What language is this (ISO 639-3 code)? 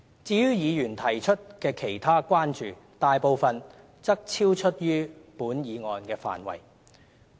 yue